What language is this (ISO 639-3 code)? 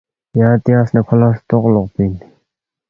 bft